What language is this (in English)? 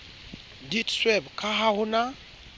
Southern Sotho